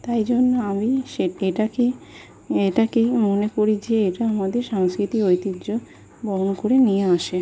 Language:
Bangla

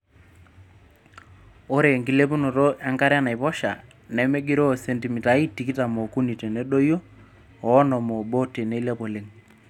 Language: Masai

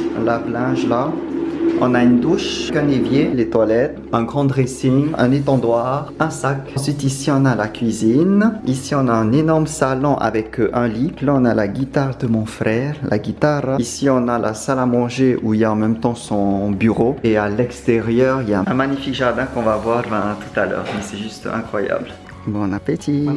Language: French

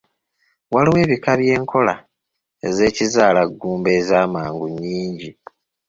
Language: Ganda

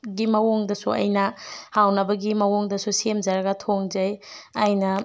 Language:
Manipuri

